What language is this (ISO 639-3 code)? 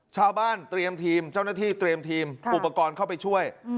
tha